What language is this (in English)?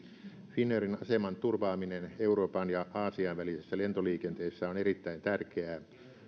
Finnish